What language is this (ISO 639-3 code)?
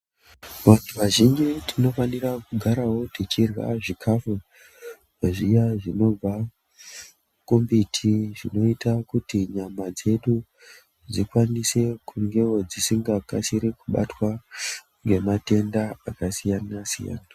ndc